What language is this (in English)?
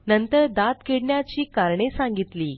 Marathi